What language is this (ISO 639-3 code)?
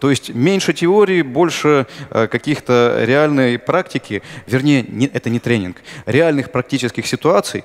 rus